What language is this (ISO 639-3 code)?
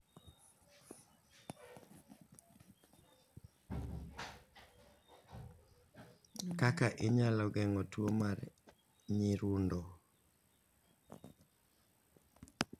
luo